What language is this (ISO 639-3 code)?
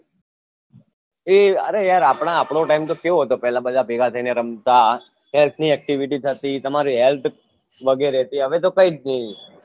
guj